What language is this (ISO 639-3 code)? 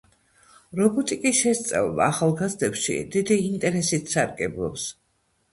kat